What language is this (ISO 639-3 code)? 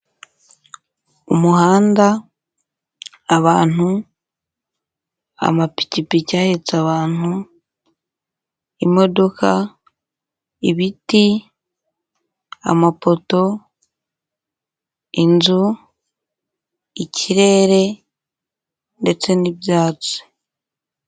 kin